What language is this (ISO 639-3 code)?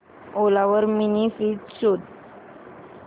mar